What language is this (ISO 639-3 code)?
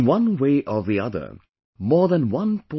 eng